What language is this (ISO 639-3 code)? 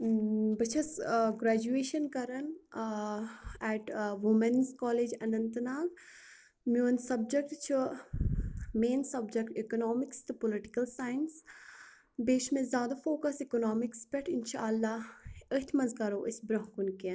kas